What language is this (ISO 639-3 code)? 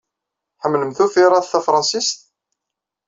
kab